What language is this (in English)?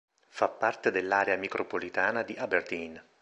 Italian